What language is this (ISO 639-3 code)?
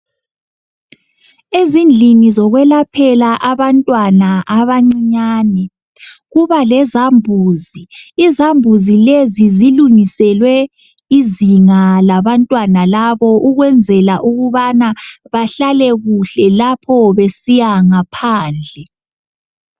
nde